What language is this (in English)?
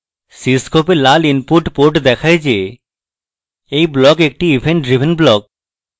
Bangla